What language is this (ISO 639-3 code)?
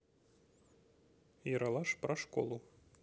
rus